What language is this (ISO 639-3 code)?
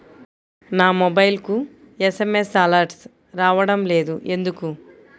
tel